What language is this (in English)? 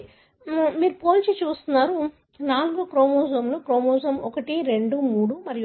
Telugu